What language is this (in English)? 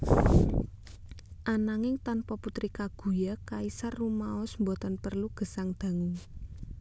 Javanese